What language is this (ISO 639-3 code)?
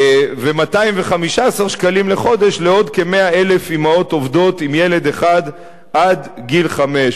heb